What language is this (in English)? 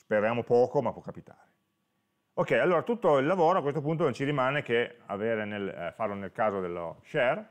Italian